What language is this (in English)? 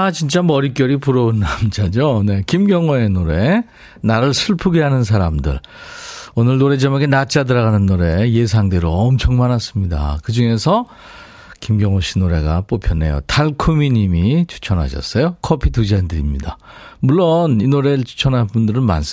Korean